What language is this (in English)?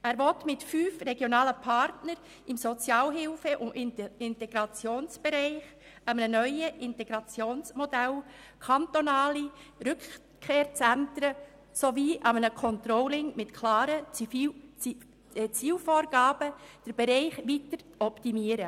Swiss German